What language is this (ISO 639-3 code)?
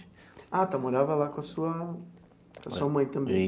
por